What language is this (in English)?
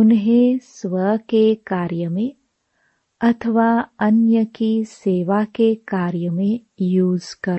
Hindi